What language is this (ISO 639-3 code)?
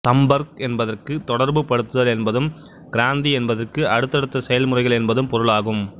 tam